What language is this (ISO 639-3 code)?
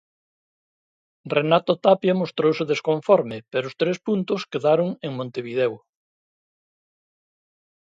glg